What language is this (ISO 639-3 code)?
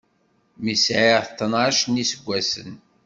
kab